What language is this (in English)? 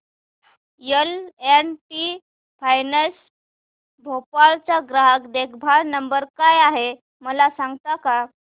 Marathi